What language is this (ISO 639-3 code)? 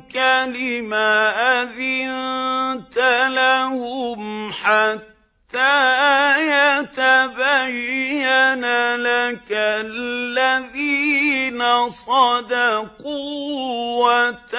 ara